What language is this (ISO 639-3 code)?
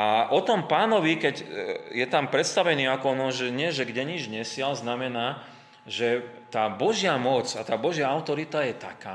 slk